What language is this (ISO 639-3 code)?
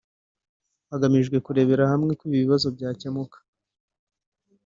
kin